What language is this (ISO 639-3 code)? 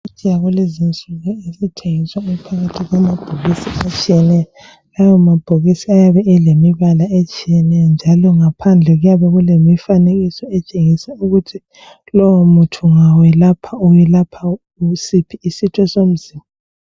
nde